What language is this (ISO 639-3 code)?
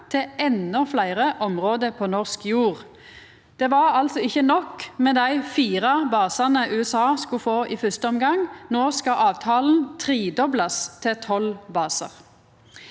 nor